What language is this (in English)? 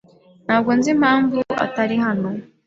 Kinyarwanda